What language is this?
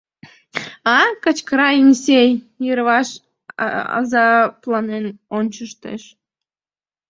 Mari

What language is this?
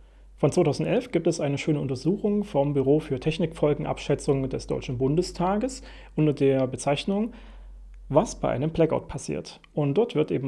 German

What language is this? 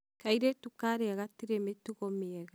Kikuyu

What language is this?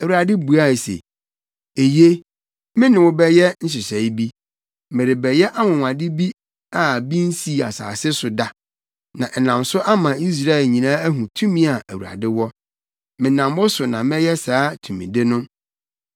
Akan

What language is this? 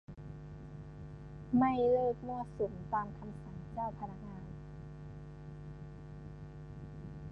Thai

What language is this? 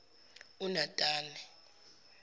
Zulu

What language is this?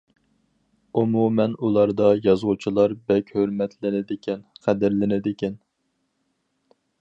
Uyghur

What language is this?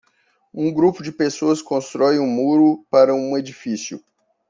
Portuguese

